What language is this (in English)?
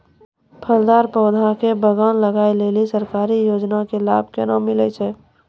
Maithili